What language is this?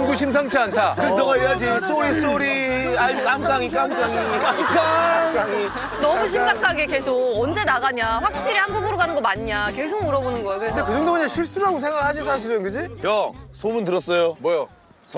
Korean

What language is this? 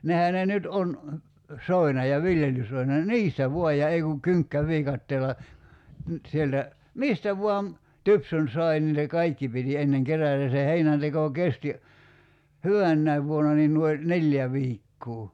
Finnish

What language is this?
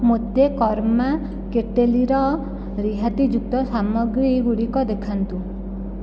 Odia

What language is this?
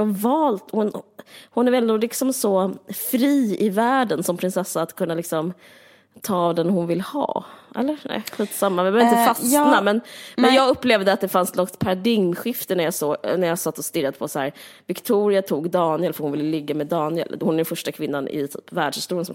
Swedish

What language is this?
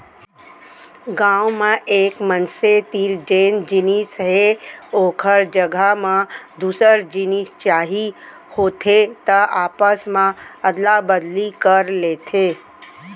Chhattisgarhi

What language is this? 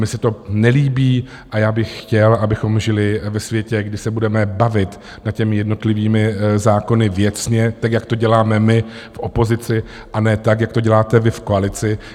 Czech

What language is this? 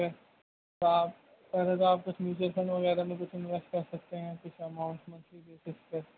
Urdu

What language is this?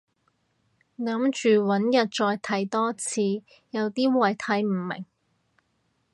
Cantonese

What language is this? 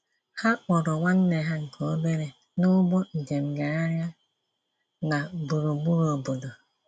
Igbo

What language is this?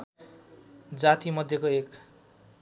Nepali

